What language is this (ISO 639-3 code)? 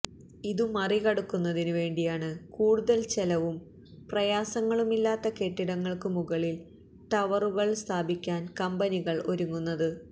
mal